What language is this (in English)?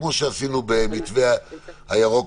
Hebrew